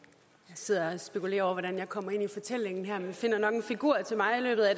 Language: Danish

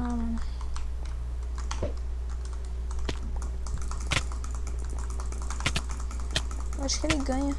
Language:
Portuguese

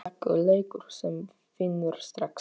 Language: Icelandic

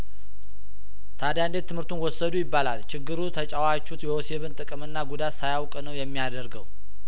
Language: Amharic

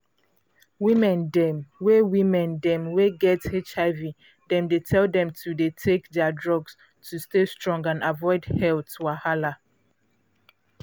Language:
Nigerian Pidgin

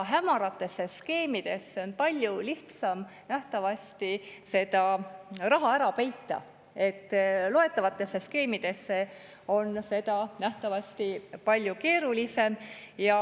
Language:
Estonian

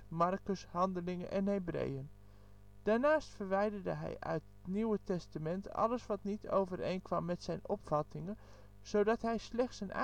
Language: Dutch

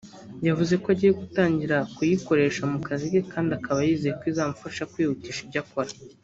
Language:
Kinyarwanda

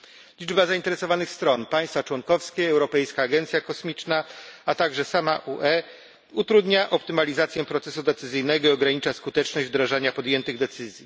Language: Polish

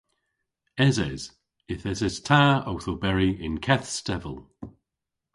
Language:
Cornish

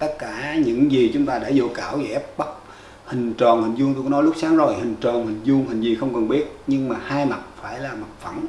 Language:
Vietnamese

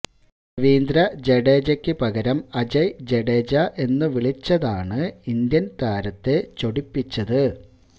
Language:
Malayalam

